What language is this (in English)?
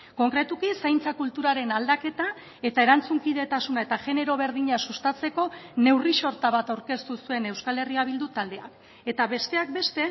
Basque